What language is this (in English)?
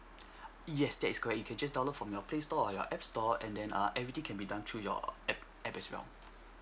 English